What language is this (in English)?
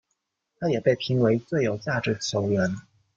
Chinese